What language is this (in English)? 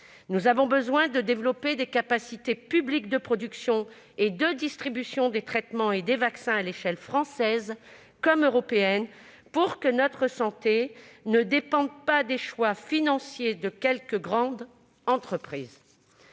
French